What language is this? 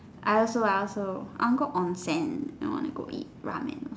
English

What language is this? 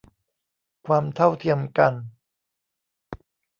Thai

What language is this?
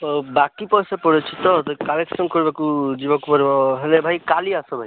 Odia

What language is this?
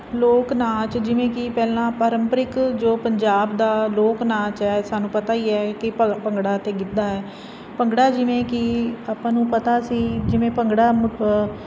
Punjabi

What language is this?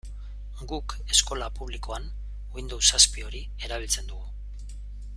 Basque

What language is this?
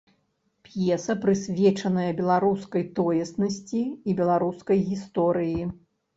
Belarusian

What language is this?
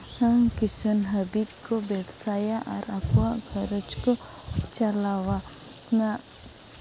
Santali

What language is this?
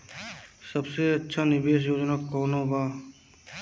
Bhojpuri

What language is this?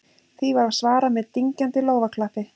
Icelandic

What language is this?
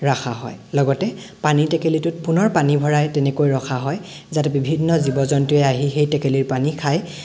Assamese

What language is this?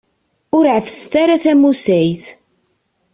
Kabyle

